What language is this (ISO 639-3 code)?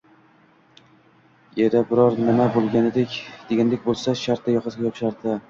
uzb